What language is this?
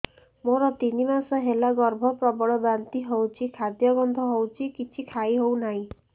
Odia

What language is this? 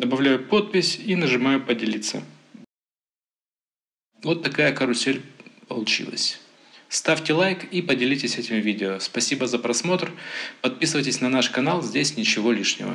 Russian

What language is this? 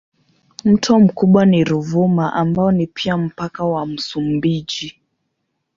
Swahili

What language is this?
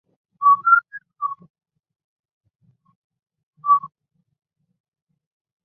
Chinese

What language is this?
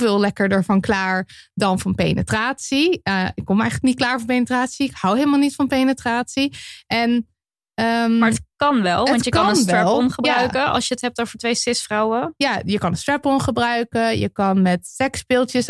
Dutch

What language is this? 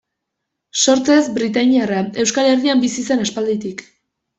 Basque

